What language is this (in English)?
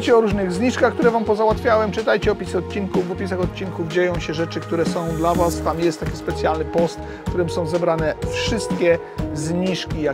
Polish